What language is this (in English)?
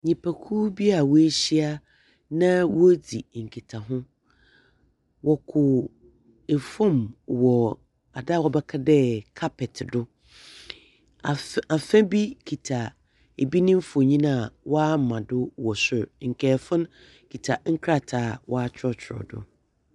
Akan